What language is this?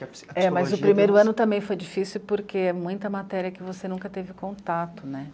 Portuguese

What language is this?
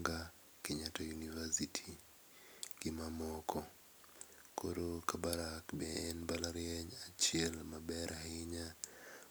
Luo (Kenya and Tanzania)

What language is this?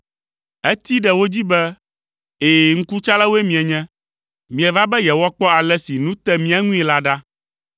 Ewe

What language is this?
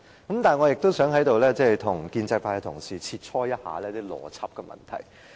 Cantonese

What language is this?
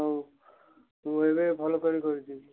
Odia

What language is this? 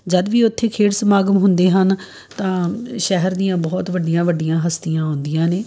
Punjabi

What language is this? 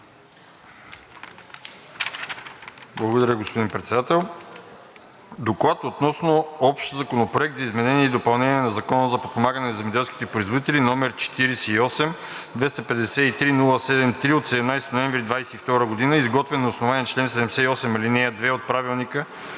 Bulgarian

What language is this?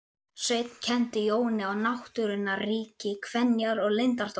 Icelandic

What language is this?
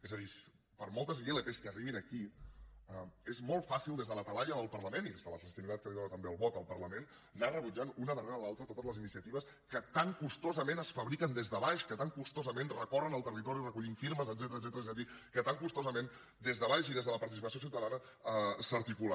Catalan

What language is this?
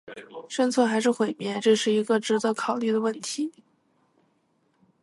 Chinese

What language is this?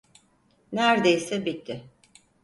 Turkish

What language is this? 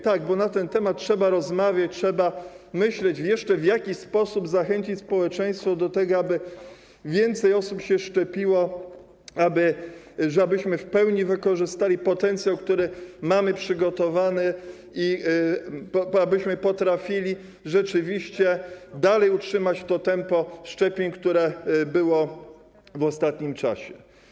Polish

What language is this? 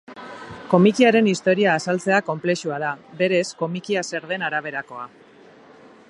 Basque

